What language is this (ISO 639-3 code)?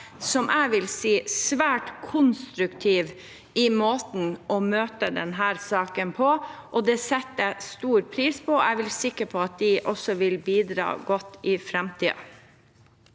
nor